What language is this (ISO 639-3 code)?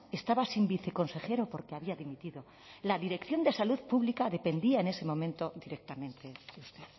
spa